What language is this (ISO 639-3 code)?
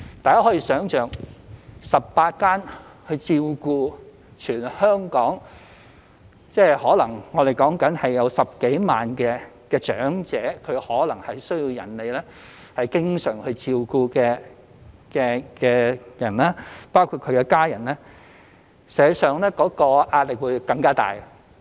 yue